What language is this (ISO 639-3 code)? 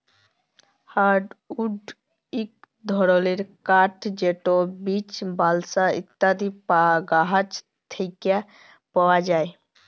ben